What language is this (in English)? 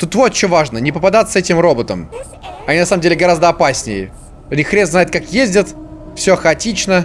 Russian